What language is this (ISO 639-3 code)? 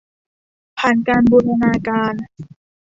tha